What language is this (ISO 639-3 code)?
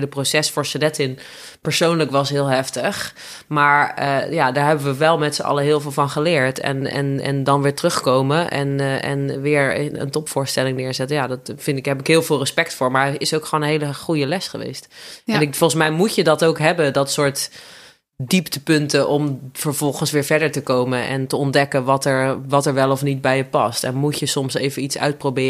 nld